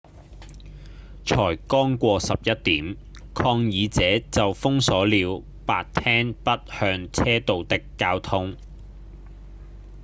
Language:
Cantonese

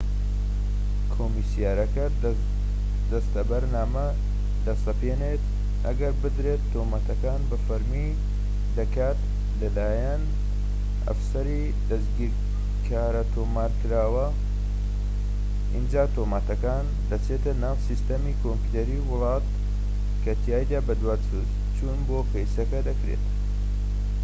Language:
Central Kurdish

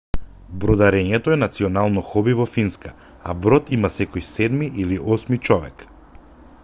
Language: Macedonian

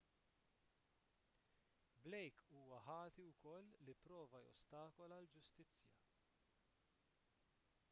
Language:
Maltese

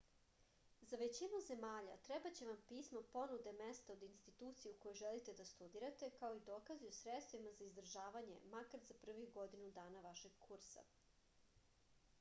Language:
Serbian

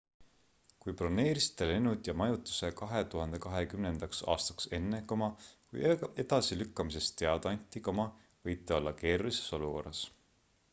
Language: Estonian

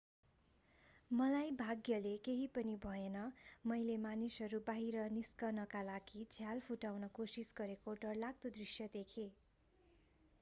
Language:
Nepali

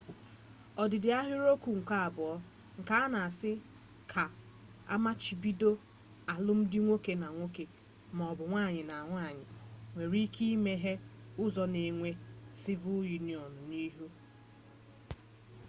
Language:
Igbo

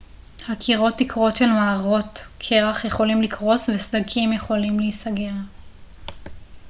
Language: Hebrew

